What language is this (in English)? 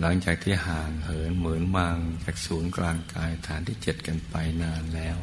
Thai